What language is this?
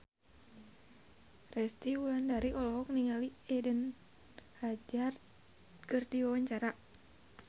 Sundanese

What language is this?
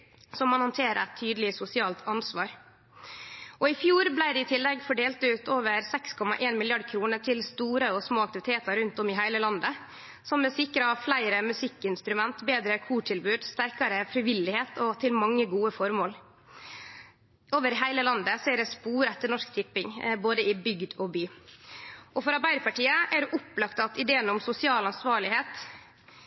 Norwegian Nynorsk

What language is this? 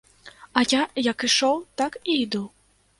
Belarusian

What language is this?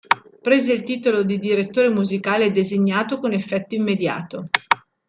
Italian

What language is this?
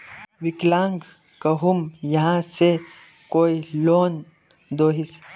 Magahi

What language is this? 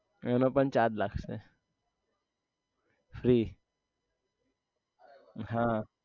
Gujarati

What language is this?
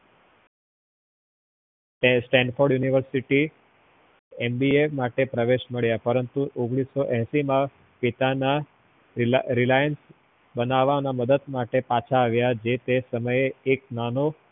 Gujarati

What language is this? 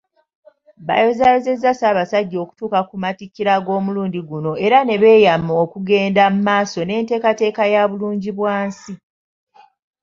Ganda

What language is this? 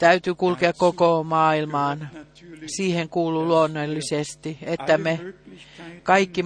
Finnish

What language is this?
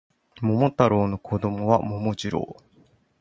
Japanese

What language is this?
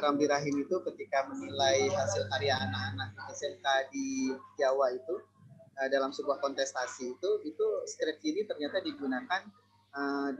Indonesian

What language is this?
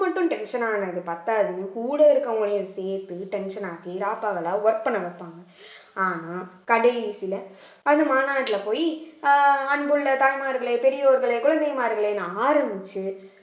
Tamil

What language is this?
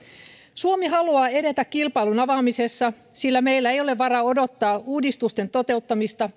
Finnish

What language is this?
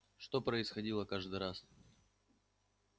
Russian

